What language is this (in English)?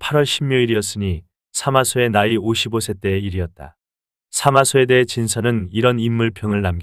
Korean